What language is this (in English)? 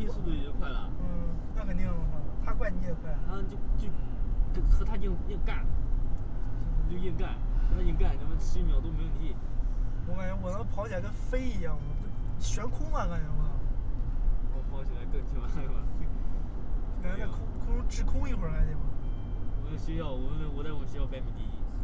Chinese